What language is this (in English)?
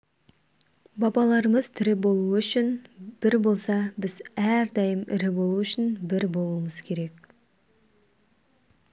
Kazakh